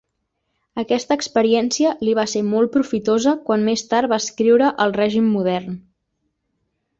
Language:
Catalan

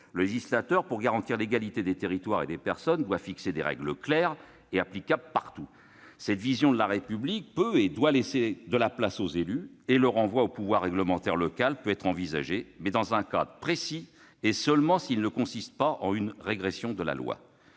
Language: French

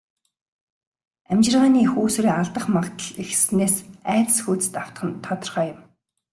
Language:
Mongolian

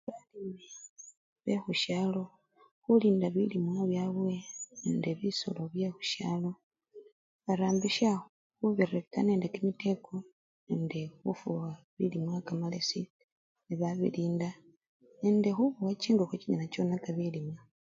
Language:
Luyia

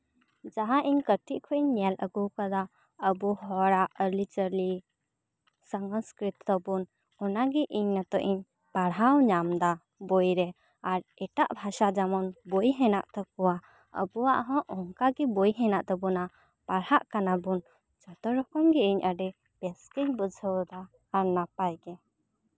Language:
Santali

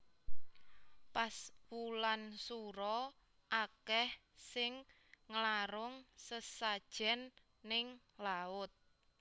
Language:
Javanese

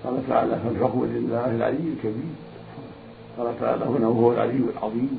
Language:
Arabic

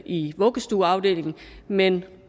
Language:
Danish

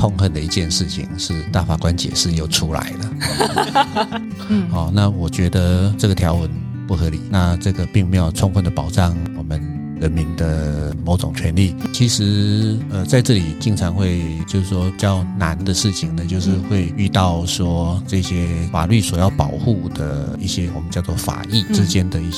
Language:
Chinese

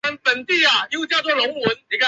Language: Chinese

